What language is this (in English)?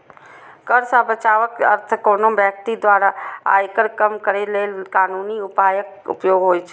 Maithili